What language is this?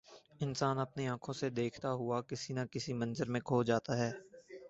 Urdu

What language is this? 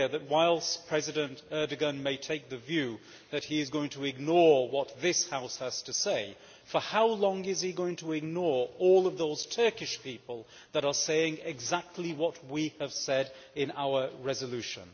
English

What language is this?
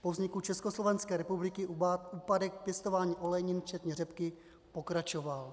Czech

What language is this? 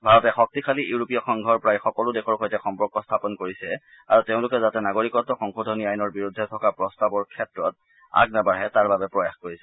Assamese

